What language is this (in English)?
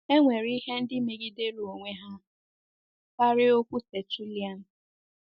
Igbo